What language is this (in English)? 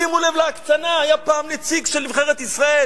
Hebrew